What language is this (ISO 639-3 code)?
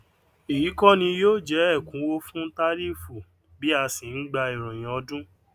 yor